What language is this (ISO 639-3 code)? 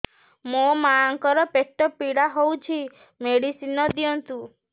ori